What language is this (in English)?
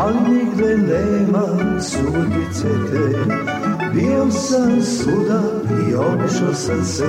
Croatian